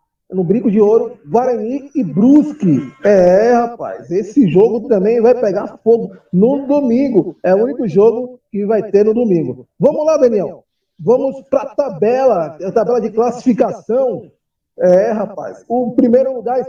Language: Portuguese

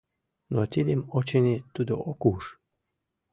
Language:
Mari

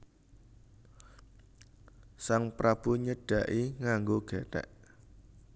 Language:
Javanese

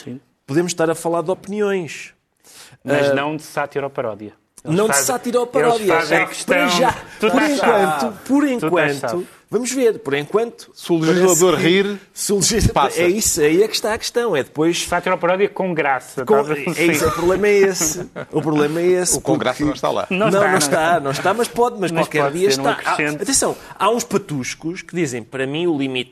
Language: Portuguese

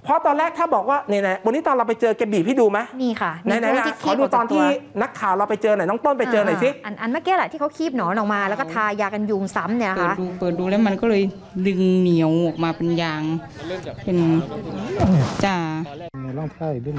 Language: Thai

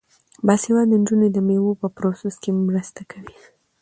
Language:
Pashto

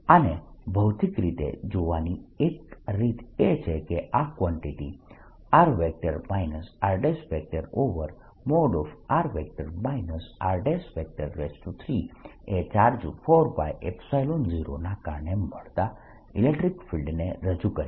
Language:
Gujarati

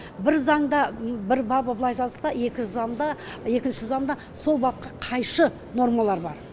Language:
Kazakh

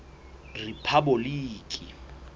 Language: Southern Sotho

